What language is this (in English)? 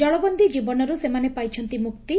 Odia